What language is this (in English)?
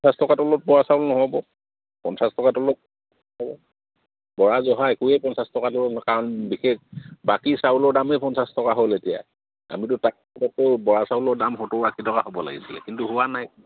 Assamese